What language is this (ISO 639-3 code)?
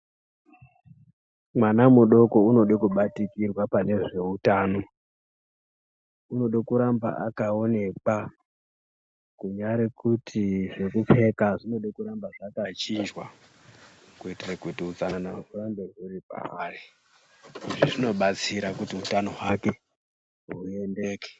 ndc